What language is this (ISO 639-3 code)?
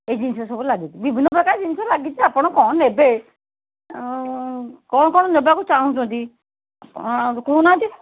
ori